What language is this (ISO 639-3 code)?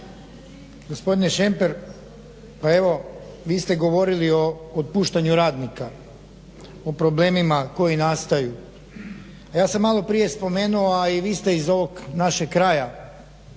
hrv